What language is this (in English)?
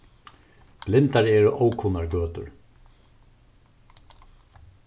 Faroese